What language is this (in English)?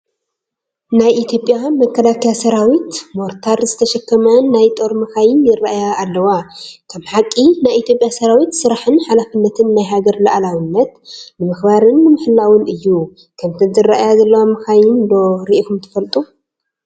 Tigrinya